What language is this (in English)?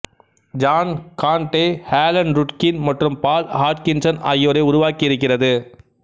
Tamil